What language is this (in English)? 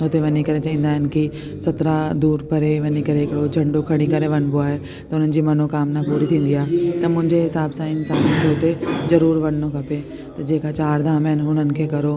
Sindhi